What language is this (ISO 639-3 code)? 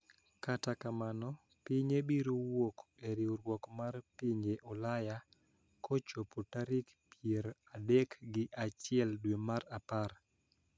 luo